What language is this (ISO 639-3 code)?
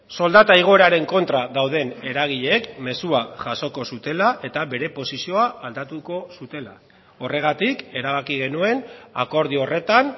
eus